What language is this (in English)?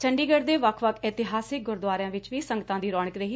Punjabi